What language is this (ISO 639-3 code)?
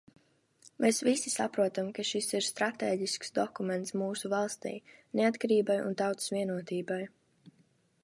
lav